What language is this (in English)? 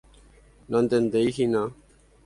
Guarani